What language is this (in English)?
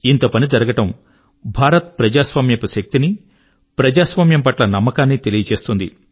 Telugu